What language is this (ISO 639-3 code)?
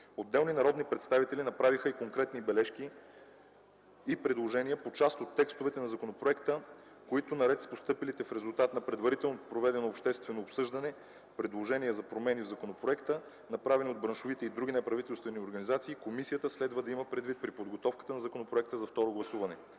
bul